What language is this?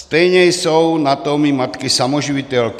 Czech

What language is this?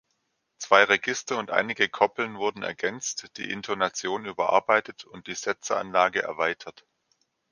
German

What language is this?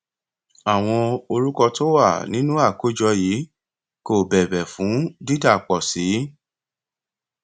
Yoruba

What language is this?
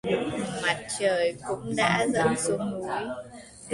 Vietnamese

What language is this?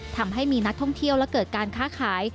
Thai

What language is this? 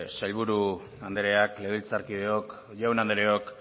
Basque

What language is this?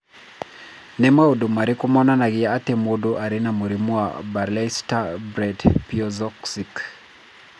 Kikuyu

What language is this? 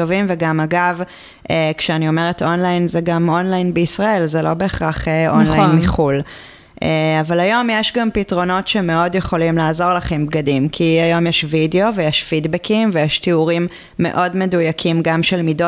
Hebrew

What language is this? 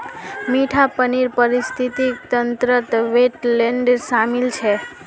Magahi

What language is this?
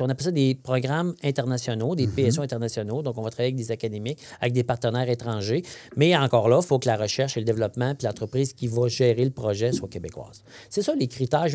French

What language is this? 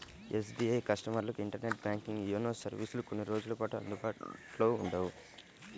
Telugu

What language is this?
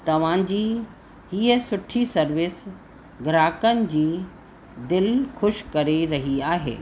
Sindhi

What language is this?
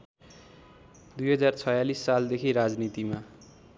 Nepali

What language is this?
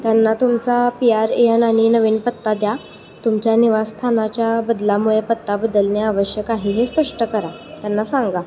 Marathi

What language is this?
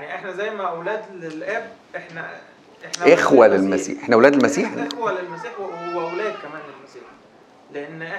Arabic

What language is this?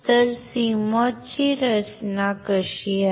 Marathi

